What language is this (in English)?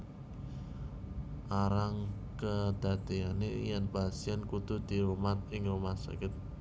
Javanese